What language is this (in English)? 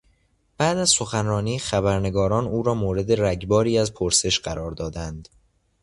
Persian